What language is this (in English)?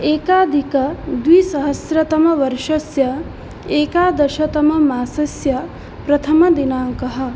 Sanskrit